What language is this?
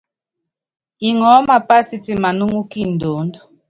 Yangben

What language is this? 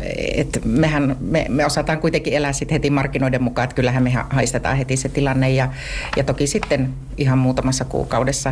Finnish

